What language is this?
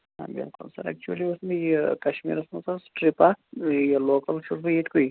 Kashmiri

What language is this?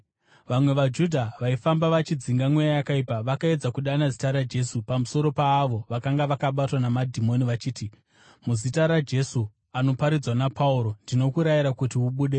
Shona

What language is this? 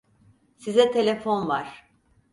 Turkish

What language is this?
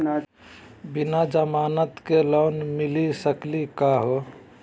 Magahi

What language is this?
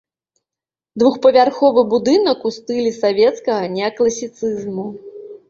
Belarusian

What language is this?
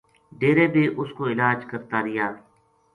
Gujari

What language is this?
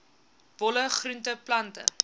Afrikaans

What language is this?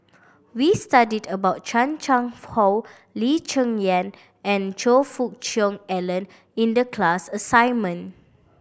English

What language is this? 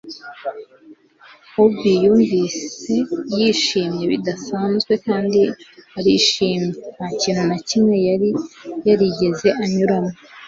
Kinyarwanda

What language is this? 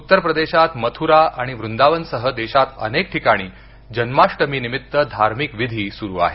Marathi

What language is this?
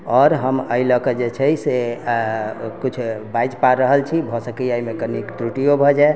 Maithili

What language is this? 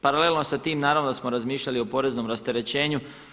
Croatian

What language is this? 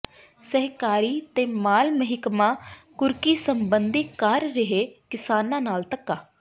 Punjabi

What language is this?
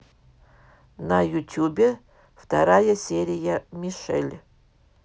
Russian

